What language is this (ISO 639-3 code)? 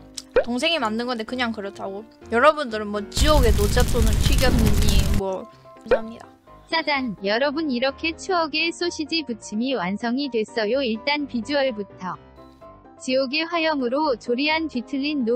kor